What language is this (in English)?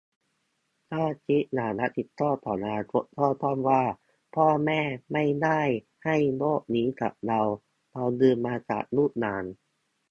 Thai